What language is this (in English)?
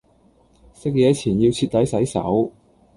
Cantonese